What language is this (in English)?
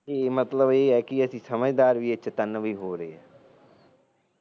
Punjabi